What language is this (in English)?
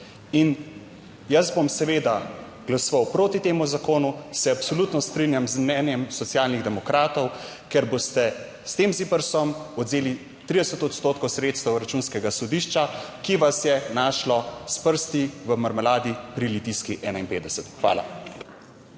Slovenian